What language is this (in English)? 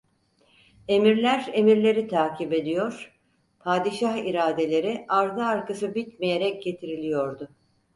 Turkish